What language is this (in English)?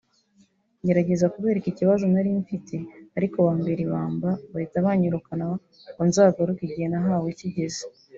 Kinyarwanda